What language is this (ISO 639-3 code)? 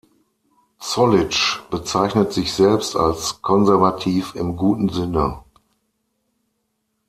deu